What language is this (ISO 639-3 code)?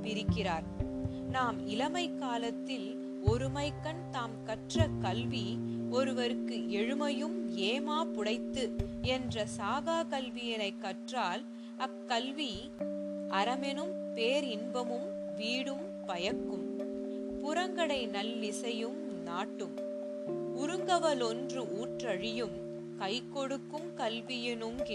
tam